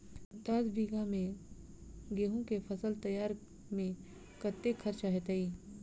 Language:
Maithili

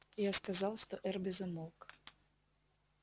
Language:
Russian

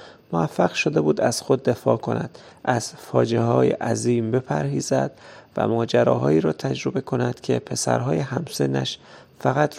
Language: Persian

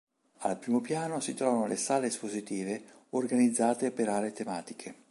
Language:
Italian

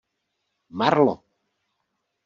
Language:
Czech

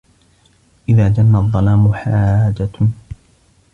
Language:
Arabic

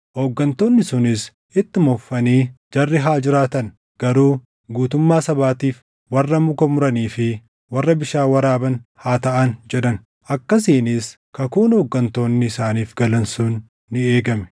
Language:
Oromo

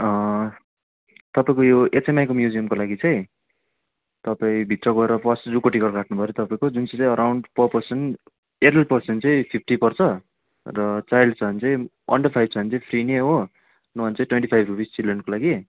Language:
Nepali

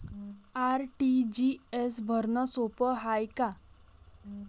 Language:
Marathi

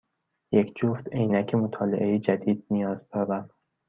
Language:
Persian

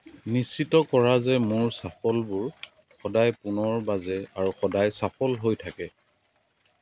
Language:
Assamese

